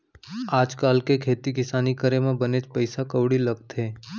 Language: Chhattisgarhi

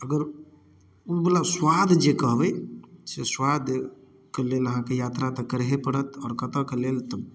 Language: Maithili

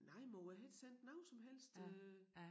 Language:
Danish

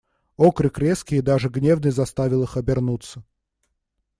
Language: Russian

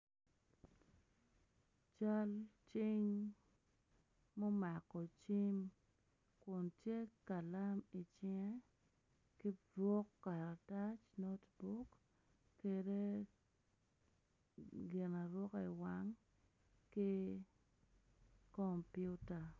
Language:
Acoli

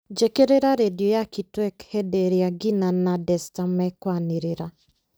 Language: Kikuyu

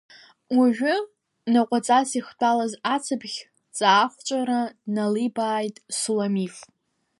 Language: Abkhazian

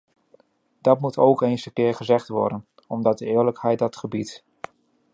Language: Dutch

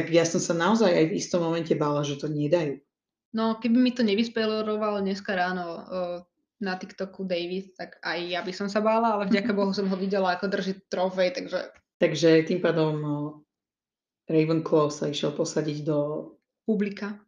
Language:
Slovak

